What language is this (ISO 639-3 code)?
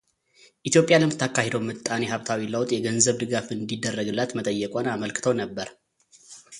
amh